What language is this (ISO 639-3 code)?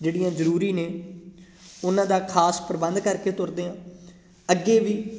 pan